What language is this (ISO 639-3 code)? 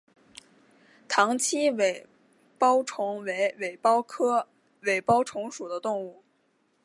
zho